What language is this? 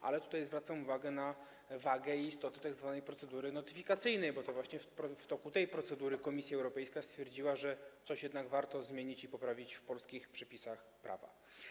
Polish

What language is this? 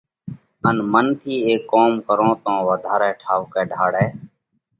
Parkari Koli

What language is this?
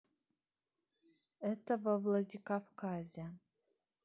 Russian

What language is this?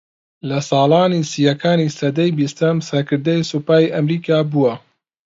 Central Kurdish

